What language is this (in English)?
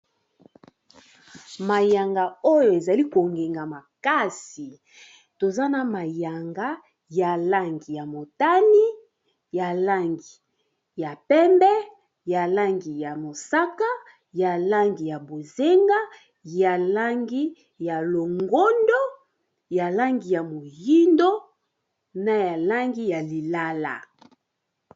Lingala